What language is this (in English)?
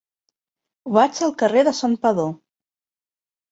Catalan